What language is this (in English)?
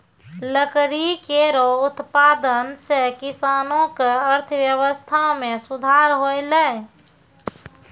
Maithili